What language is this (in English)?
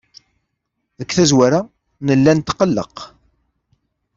Kabyle